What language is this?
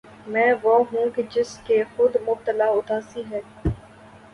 Urdu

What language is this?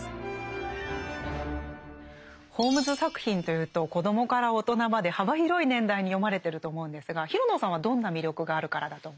Japanese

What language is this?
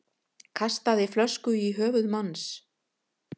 Icelandic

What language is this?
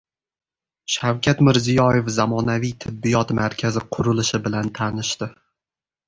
Uzbek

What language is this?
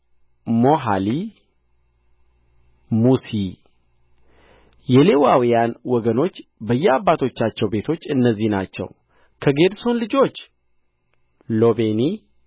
Amharic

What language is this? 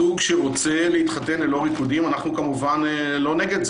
Hebrew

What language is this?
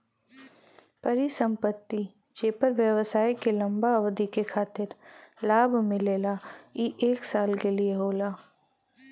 Bhojpuri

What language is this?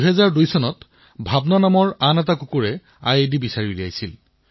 Assamese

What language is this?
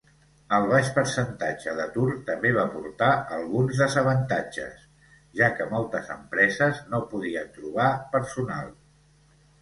Catalan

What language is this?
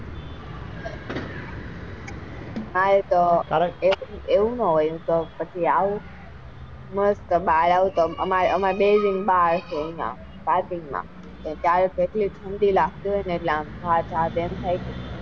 Gujarati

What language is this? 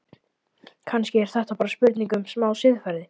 Icelandic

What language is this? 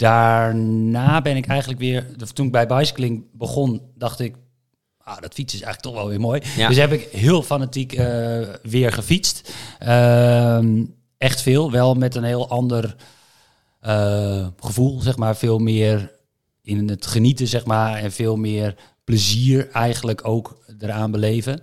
Dutch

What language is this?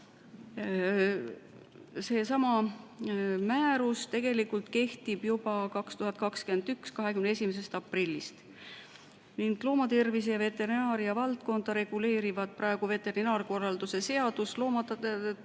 Estonian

